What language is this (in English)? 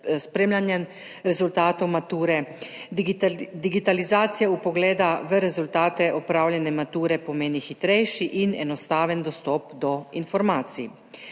Slovenian